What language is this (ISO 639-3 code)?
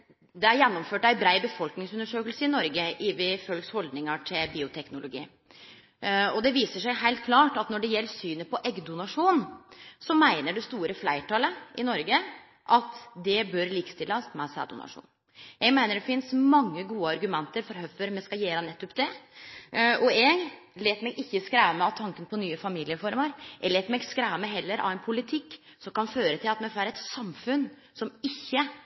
nno